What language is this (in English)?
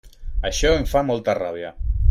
Catalan